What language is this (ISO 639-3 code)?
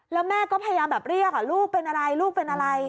tha